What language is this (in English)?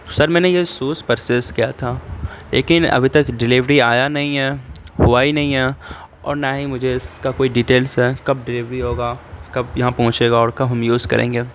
Urdu